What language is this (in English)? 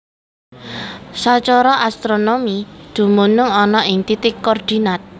Javanese